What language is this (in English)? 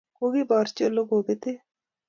Kalenjin